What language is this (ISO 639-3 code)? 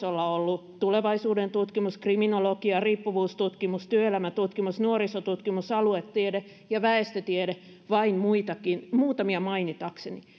fin